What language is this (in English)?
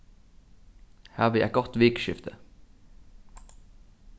Faroese